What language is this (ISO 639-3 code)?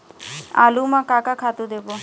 hne